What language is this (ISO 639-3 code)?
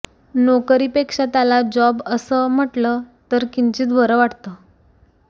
mar